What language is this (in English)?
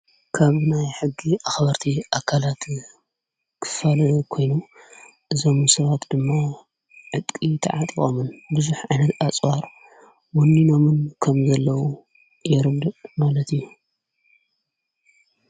Tigrinya